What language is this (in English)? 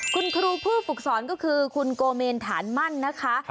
Thai